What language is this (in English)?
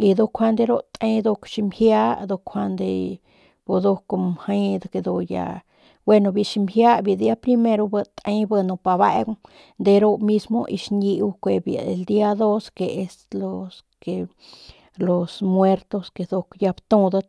Northern Pame